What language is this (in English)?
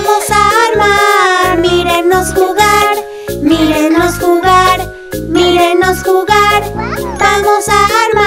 Spanish